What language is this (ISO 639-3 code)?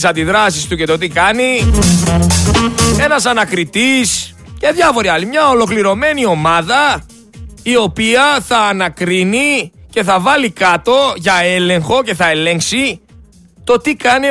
ell